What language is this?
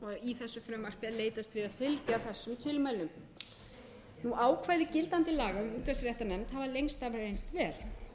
Icelandic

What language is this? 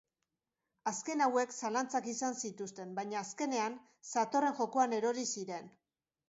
Basque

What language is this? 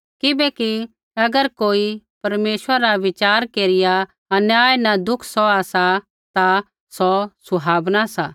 Kullu Pahari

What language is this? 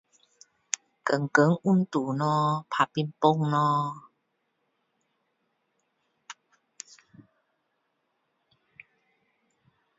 Min Dong Chinese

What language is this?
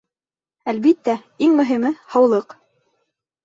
Bashkir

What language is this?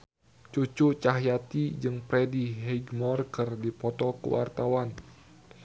Sundanese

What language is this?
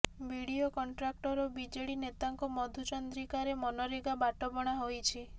Odia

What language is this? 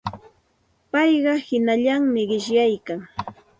Santa Ana de Tusi Pasco Quechua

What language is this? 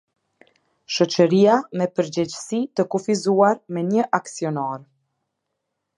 Albanian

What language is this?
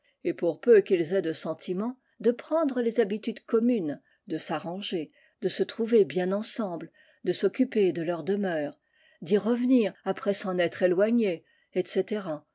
French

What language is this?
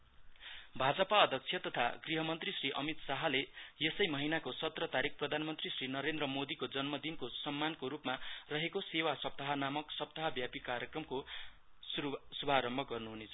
Nepali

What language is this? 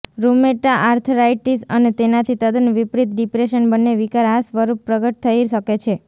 Gujarati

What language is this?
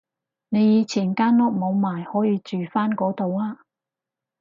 Cantonese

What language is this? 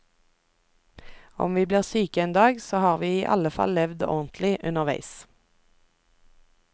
Norwegian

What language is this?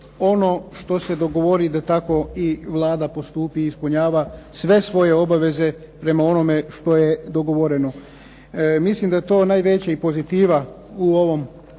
Croatian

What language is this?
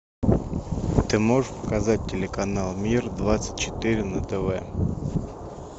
Russian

